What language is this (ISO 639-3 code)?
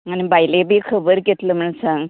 kok